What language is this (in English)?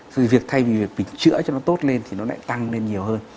Vietnamese